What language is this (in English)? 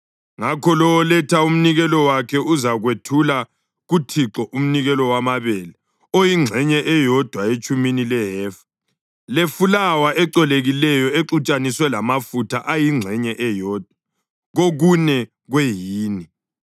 North Ndebele